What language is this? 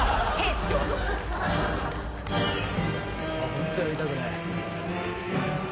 Japanese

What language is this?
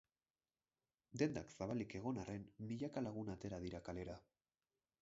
Basque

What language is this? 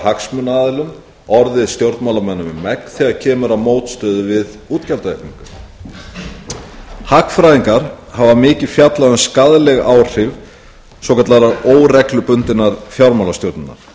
Icelandic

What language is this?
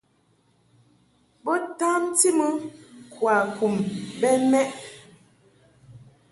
Mungaka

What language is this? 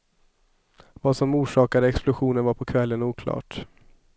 Swedish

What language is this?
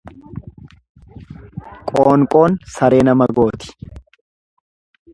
Oromo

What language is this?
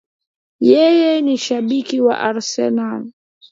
Swahili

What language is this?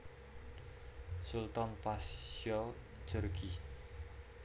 Javanese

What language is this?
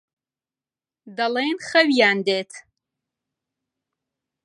Central Kurdish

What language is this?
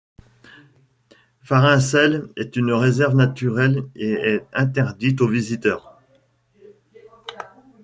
French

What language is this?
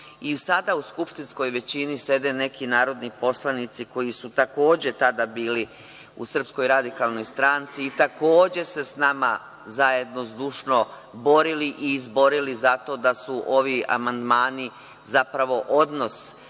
Serbian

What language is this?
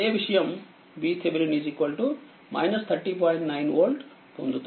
Telugu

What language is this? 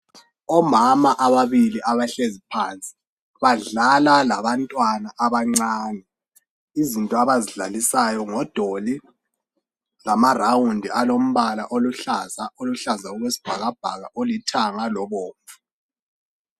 North Ndebele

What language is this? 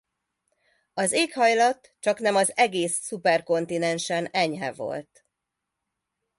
Hungarian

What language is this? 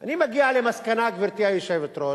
Hebrew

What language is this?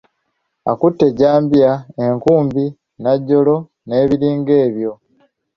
Ganda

